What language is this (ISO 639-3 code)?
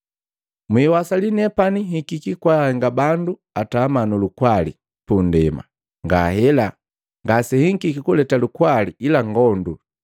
mgv